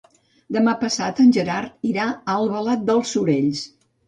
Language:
Catalan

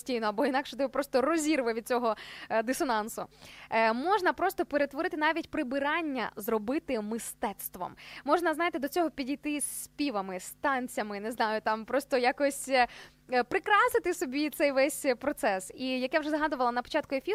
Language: Ukrainian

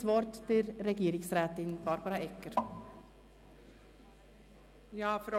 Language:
Swiss German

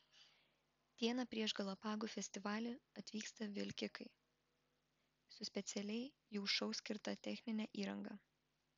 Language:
Lithuanian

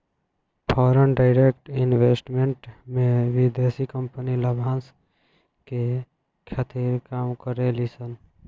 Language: Bhojpuri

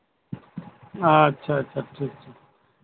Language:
Santali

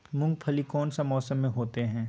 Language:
Magahi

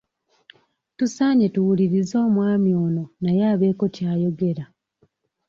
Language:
Ganda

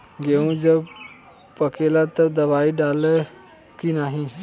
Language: Bhojpuri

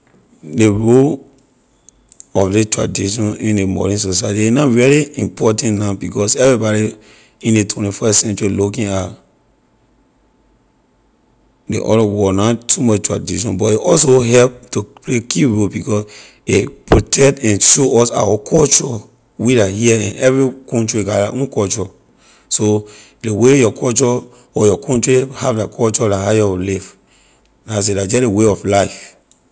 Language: Liberian English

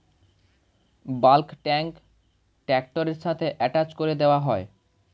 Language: Bangla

